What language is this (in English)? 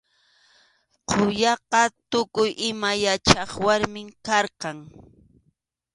Arequipa-La Unión Quechua